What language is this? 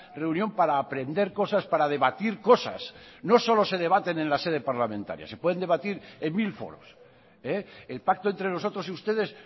Spanish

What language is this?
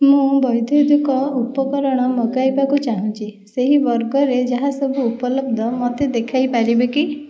Odia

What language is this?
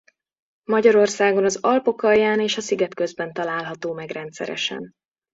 Hungarian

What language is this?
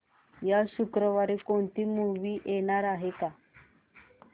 Marathi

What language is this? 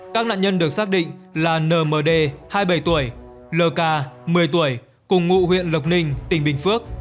Vietnamese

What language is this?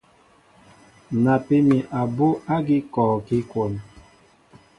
Mbo (Cameroon)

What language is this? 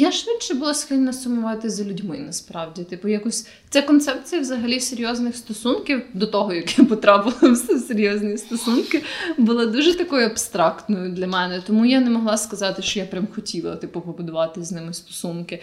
Ukrainian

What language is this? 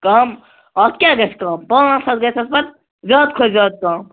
Kashmiri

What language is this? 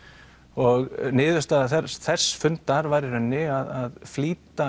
Icelandic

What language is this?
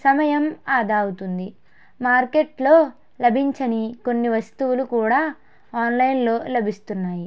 Telugu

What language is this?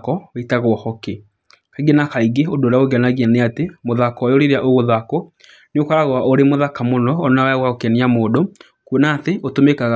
Kikuyu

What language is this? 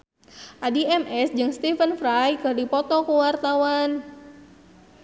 Sundanese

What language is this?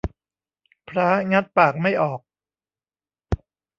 Thai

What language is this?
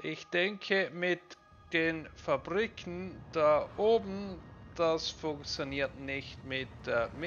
German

